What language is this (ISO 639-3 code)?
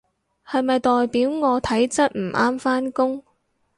yue